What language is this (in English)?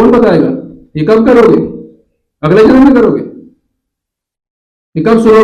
Hindi